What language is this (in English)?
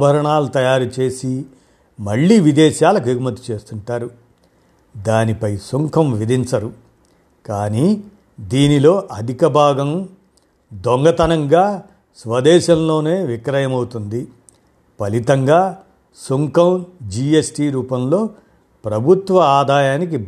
Telugu